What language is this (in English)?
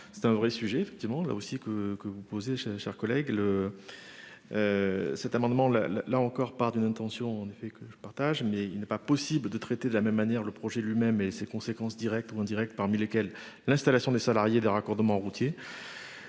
French